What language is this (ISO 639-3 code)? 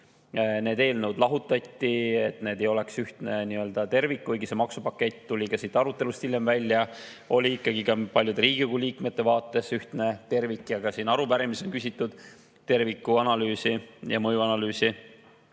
est